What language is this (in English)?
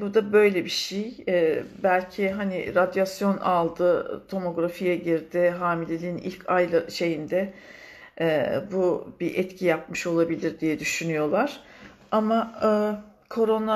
Turkish